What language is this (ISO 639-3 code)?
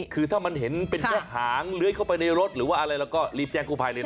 tha